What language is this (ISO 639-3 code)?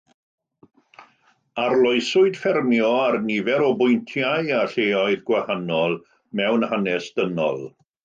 cym